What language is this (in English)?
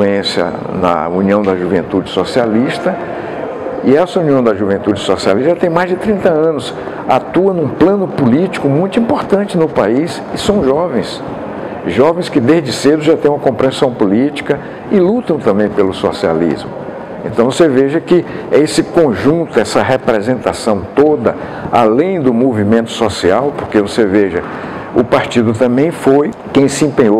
Portuguese